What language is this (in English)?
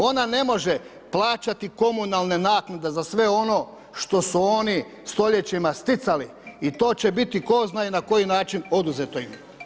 Croatian